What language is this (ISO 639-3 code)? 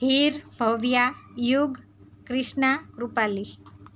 guj